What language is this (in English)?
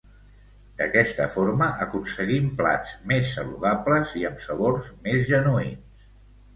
Catalan